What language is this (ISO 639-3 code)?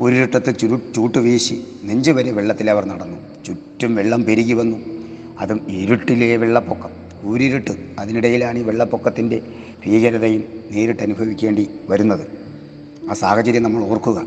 mal